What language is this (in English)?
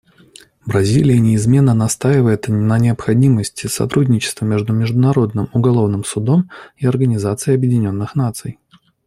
Russian